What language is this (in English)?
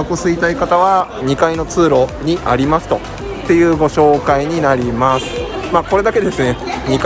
Japanese